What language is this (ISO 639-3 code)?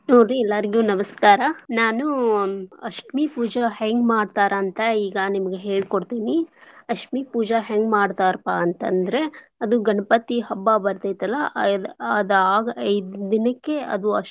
kan